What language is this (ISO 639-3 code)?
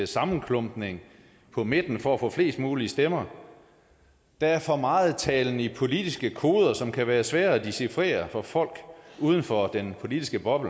dan